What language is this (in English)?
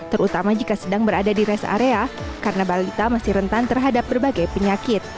Indonesian